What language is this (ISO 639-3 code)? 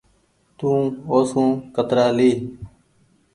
gig